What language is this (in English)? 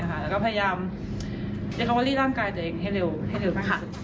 Thai